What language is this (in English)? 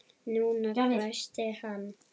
Icelandic